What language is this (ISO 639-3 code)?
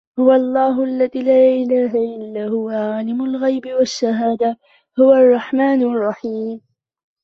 ara